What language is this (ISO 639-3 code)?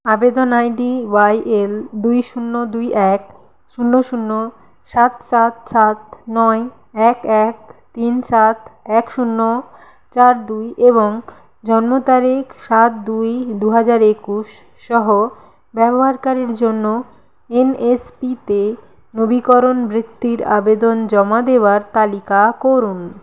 ben